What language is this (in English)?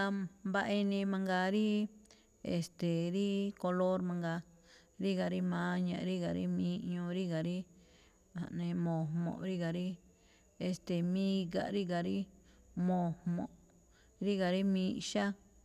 Malinaltepec Me'phaa